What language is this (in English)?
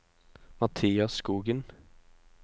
Norwegian